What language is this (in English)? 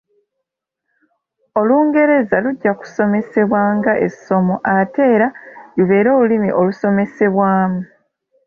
Ganda